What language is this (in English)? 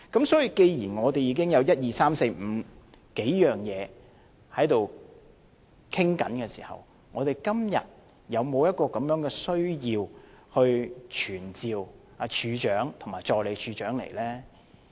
Cantonese